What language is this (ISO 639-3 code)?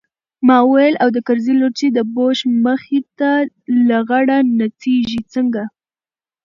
pus